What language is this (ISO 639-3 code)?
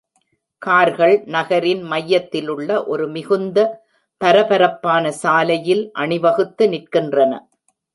tam